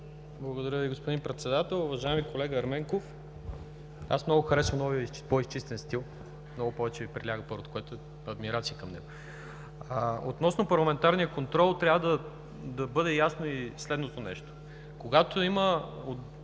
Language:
Bulgarian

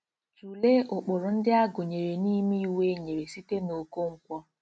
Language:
Igbo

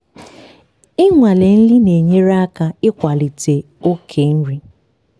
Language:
Igbo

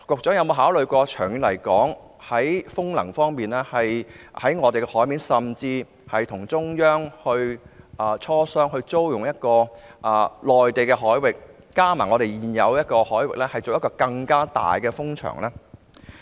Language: Cantonese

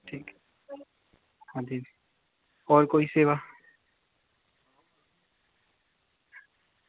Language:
Dogri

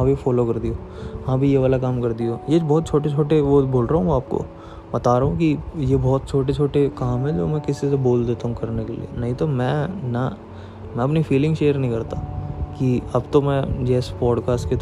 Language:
Hindi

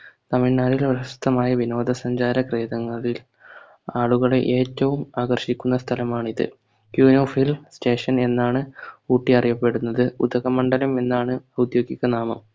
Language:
Malayalam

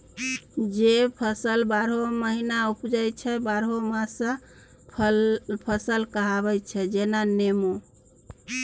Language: Maithili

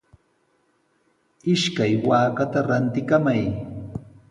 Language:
Sihuas Ancash Quechua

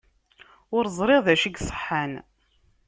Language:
Kabyle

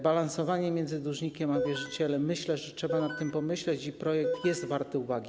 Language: Polish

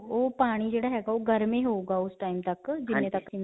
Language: Punjabi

